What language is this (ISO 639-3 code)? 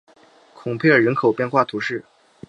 zho